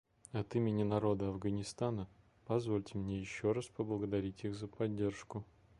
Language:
Russian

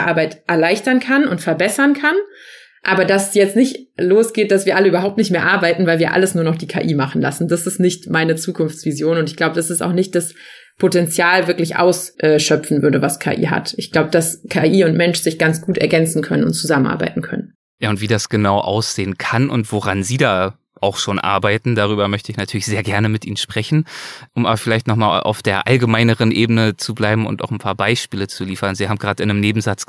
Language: German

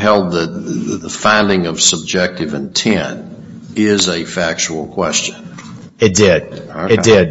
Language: English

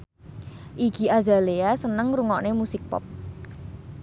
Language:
Javanese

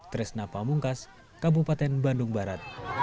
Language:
Indonesian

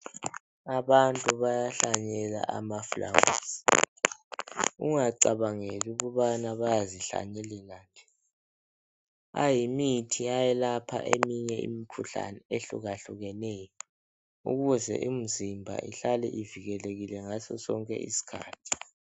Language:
North Ndebele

